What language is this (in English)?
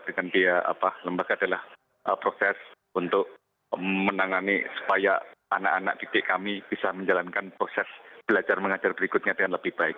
Indonesian